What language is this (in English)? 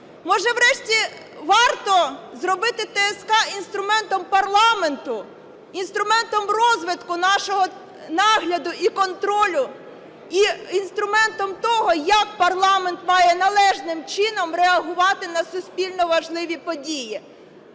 Ukrainian